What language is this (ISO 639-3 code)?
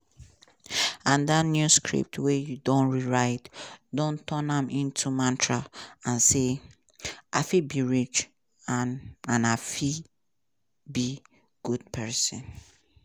pcm